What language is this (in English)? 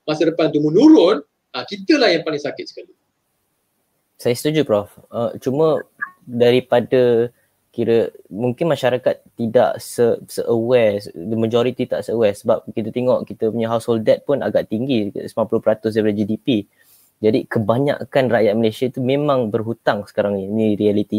Malay